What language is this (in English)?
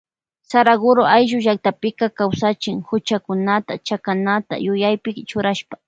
Loja Highland Quichua